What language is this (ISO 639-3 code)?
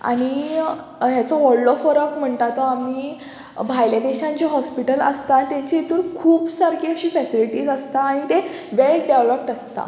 kok